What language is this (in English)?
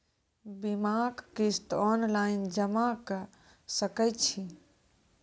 Maithili